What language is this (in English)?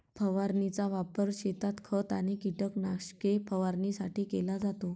Marathi